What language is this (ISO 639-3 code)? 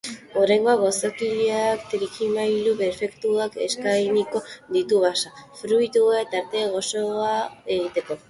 eus